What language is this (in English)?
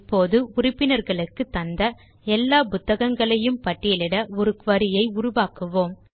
Tamil